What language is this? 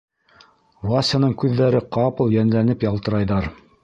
Bashkir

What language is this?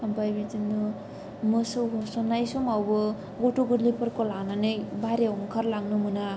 Bodo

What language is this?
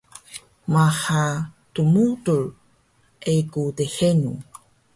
Taroko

